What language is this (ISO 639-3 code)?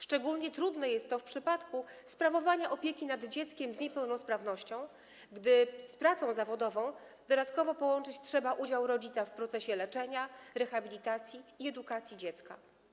pol